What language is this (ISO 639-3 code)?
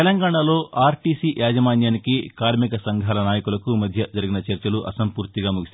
tel